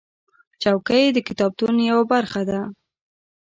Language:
Pashto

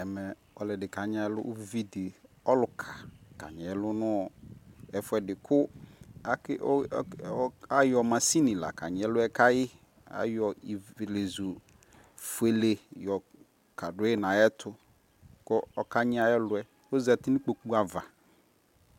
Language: Ikposo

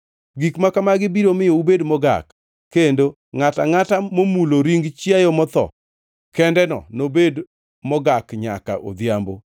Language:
Luo (Kenya and Tanzania)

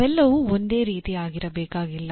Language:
Kannada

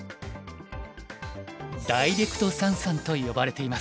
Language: Japanese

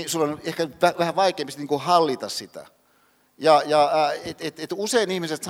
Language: Finnish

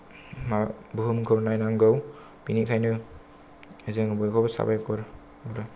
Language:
Bodo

